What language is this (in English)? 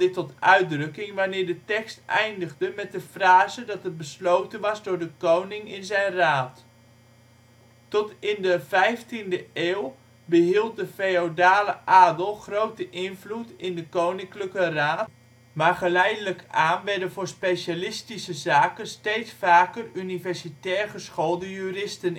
Dutch